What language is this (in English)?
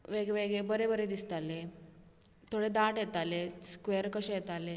Konkani